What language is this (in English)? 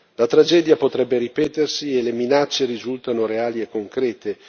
Italian